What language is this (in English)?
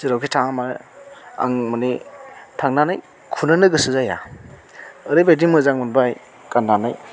Bodo